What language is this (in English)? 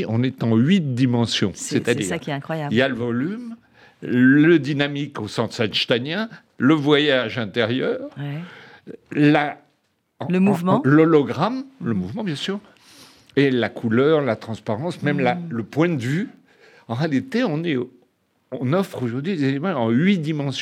French